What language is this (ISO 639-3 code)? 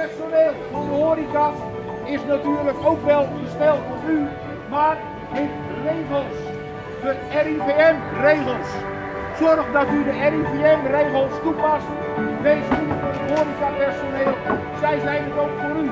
nld